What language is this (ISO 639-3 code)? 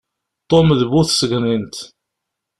kab